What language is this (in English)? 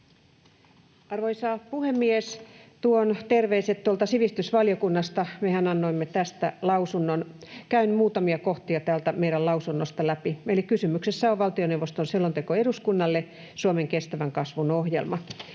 Finnish